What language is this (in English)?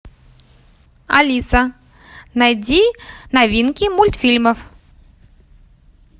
Russian